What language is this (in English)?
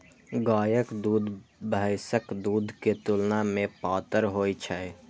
Maithili